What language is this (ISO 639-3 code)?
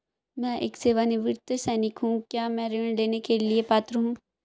hin